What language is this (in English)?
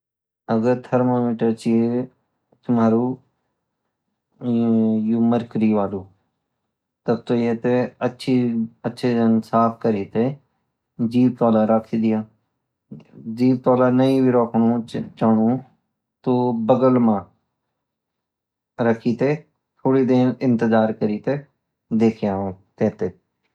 Garhwali